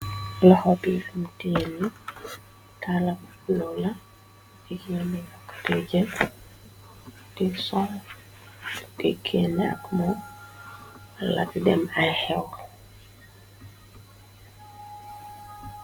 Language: Wolof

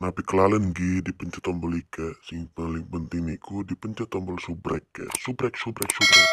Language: Indonesian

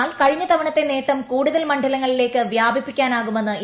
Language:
Malayalam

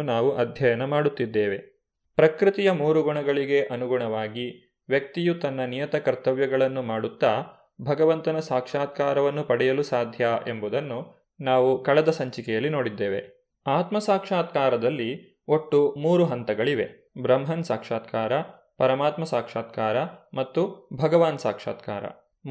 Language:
Kannada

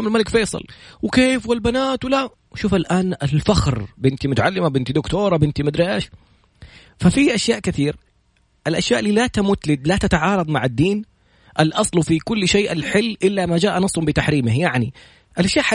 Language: Arabic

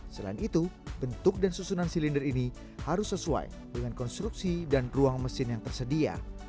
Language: Indonesian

